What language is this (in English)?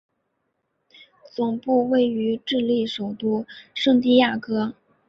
Chinese